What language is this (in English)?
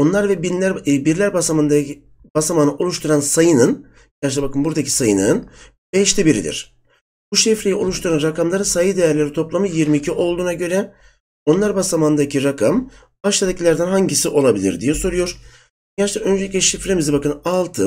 Turkish